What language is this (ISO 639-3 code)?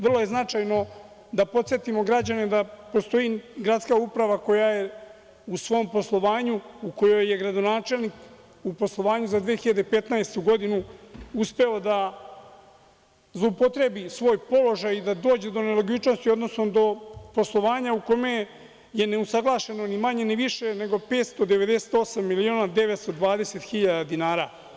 srp